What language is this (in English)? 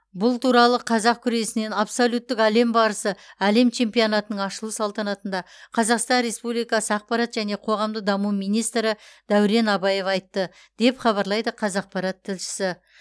Kazakh